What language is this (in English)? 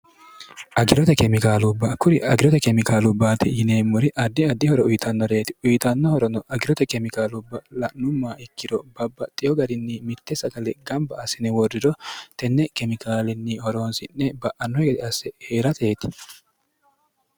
Sidamo